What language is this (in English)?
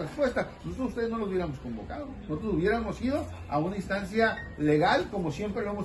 Spanish